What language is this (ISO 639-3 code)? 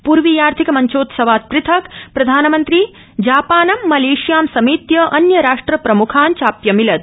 san